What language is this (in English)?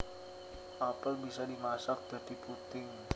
Javanese